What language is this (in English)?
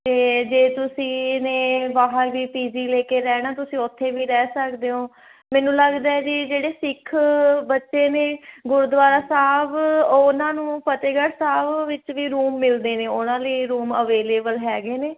Punjabi